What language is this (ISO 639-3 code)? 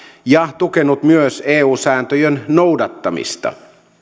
fin